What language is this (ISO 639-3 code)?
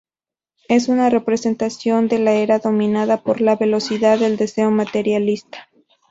spa